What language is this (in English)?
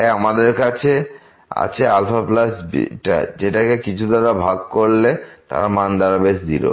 Bangla